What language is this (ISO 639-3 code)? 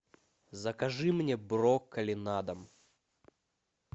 rus